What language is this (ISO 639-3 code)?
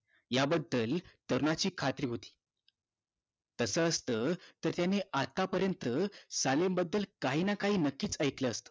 mar